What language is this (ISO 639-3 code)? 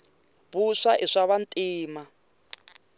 tso